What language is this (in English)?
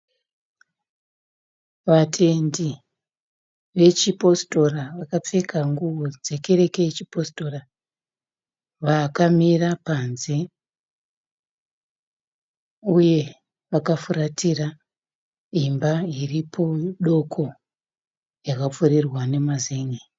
Shona